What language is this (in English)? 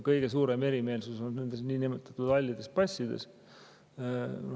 Estonian